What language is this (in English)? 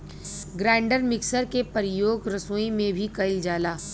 Bhojpuri